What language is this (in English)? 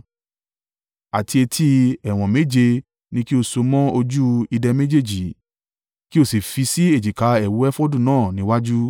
Yoruba